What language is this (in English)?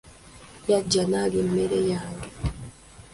Ganda